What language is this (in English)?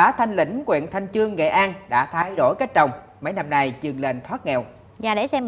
Vietnamese